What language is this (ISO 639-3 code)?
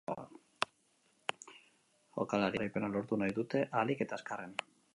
eus